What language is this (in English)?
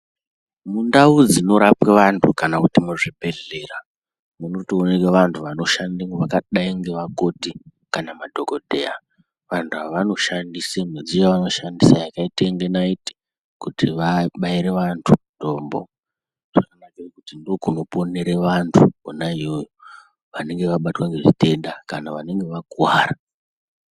Ndau